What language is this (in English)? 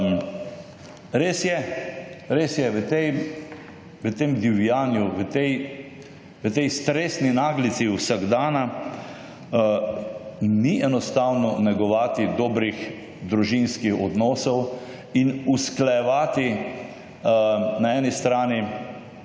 Slovenian